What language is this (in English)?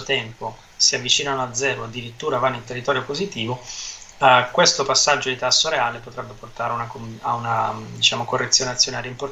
Italian